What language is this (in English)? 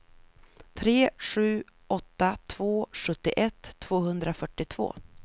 Swedish